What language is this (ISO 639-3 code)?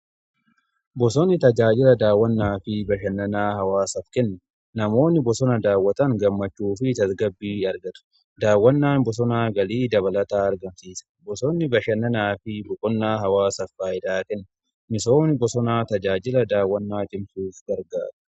orm